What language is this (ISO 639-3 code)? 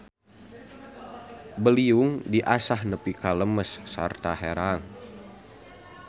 sun